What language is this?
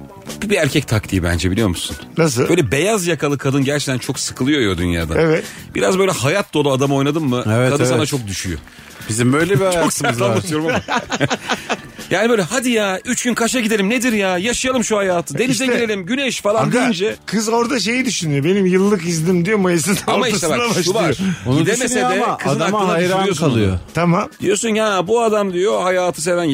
Turkish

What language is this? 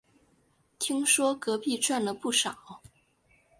Chinese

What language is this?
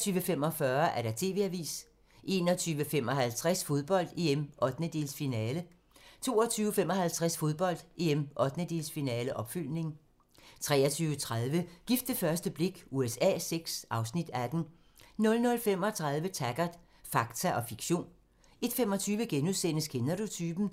Danish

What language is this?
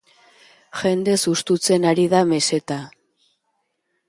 Basque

